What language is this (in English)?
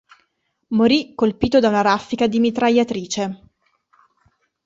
Italian